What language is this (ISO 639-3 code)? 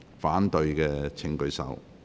yue